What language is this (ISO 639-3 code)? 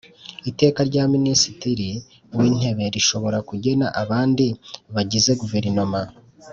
kin